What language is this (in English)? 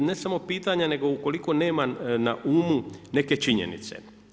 Croatian